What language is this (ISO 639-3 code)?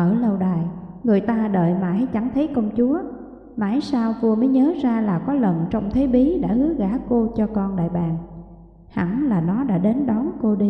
vie